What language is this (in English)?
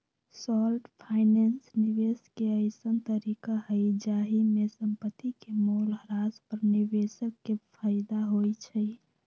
Magahi